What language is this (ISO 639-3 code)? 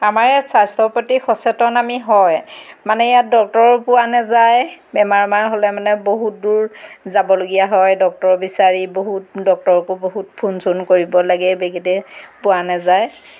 asm